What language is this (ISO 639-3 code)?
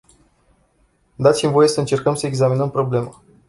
ron